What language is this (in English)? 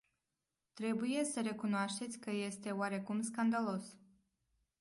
Romanian